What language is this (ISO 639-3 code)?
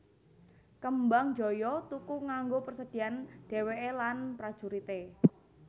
jav